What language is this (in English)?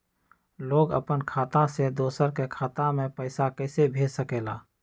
Magahi